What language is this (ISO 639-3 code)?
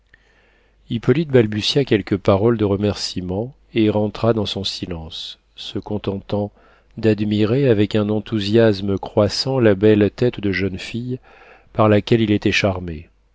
fra